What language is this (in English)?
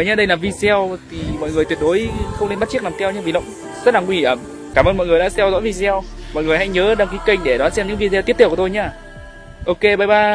Vietnamese